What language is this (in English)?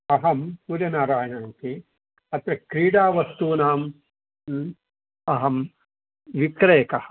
Sanskrit